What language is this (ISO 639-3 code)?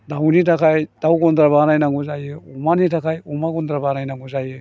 brx